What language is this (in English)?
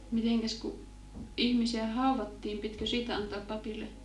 Finnish